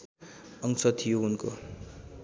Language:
Nepali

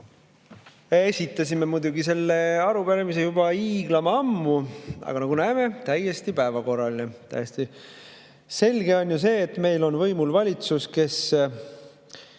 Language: Estonian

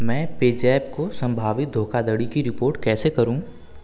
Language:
Hindi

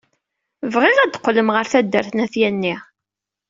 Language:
Kabyle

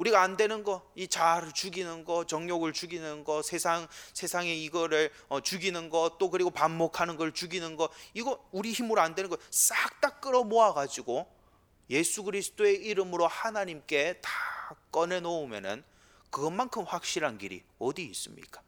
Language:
Korean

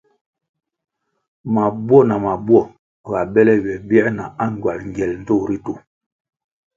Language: Kwasio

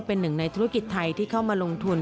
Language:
Thai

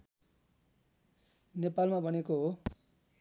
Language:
Nepali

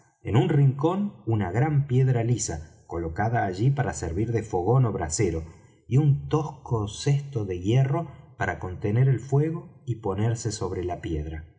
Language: Spanish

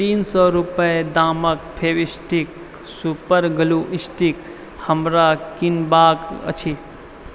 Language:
Maithili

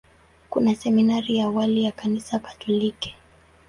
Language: Swahili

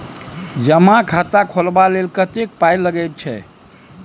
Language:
Maithili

